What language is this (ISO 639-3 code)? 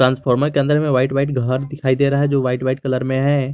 hin